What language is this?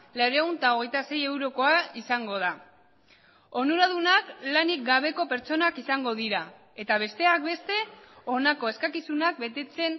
Basque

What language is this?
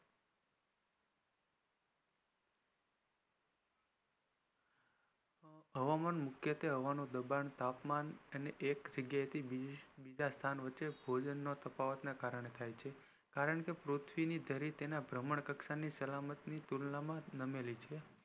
Gujarati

